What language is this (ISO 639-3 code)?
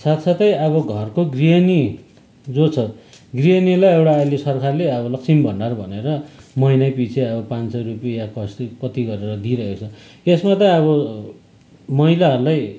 nep